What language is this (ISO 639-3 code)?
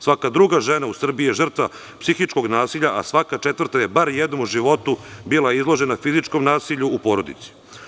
srp